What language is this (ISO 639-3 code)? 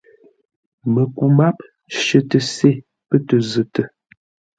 nla